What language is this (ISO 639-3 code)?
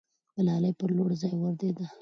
pus